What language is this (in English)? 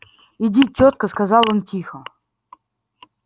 Russian